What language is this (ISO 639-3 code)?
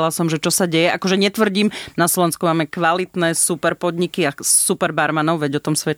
slk